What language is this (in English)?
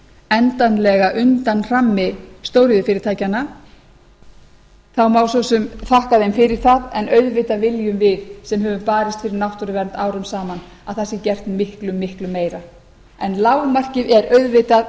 Icelandic